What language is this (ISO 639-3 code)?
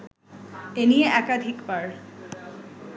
ben